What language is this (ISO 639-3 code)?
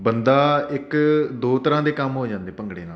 pan